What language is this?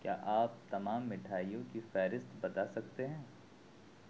Urdu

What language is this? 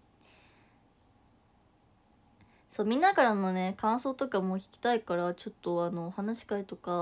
Japanese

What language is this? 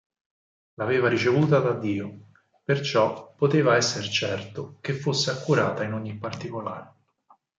Italian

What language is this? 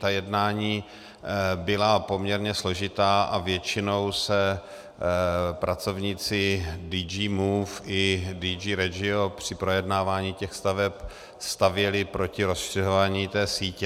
Czech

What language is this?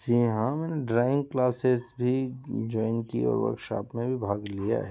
Hindi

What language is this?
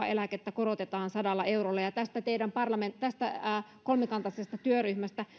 Finnish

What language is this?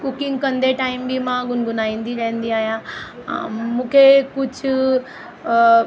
Sindhi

